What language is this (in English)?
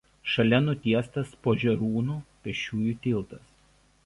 Lithuanian